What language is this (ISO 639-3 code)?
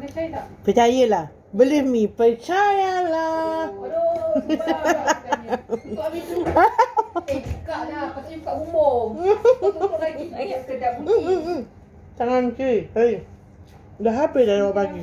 msa